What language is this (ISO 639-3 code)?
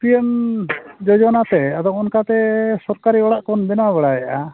sat